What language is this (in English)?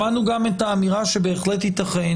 Hebrew